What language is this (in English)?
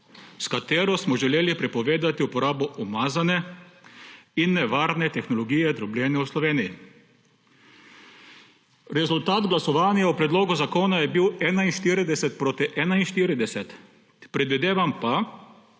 Slovenian